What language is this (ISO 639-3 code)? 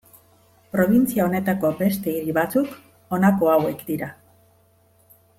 eus